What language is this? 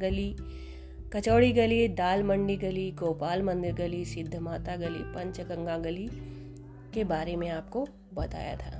Hindi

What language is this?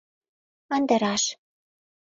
Mari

